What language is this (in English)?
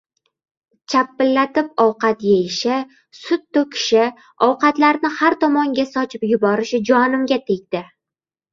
Uzbek